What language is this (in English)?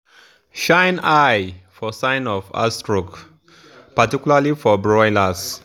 Nigerian Pidgin